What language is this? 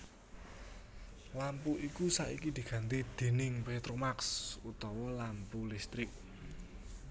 Javanese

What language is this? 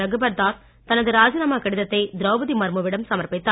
Tamil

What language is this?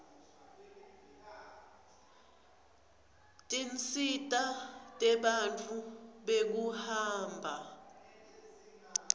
Swati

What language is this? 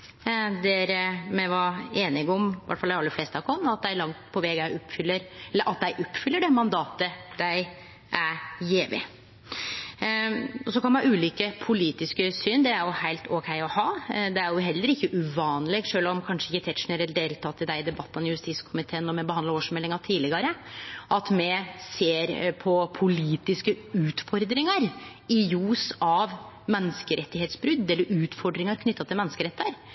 Norwegian Nynorsk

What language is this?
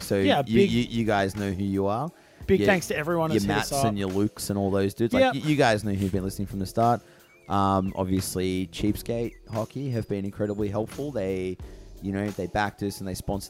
English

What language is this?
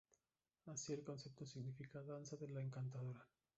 Spanish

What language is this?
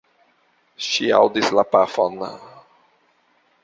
Esperanto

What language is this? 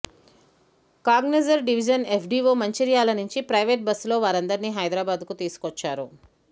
Telugu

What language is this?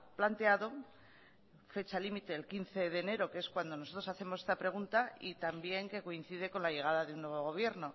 Spanish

